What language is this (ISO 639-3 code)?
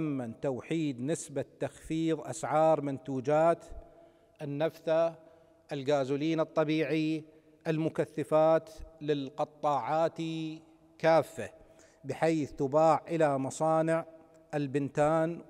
ara